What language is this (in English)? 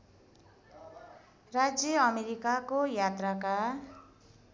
Nepali